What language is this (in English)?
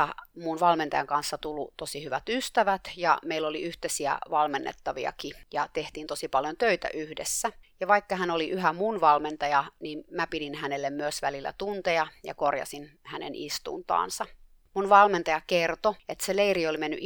Finnish